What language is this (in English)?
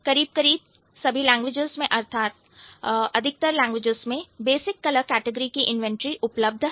Hindi